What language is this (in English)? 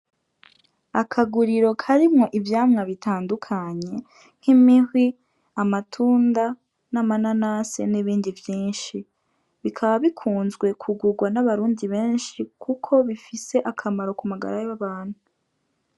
Rundi